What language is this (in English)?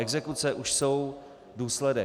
Czech